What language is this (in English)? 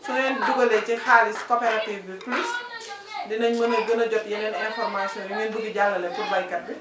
Wolof